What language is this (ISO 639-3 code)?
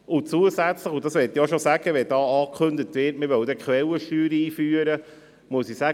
gsw